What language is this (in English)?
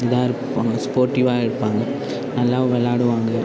Tamil